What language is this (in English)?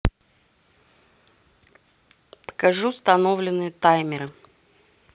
Russian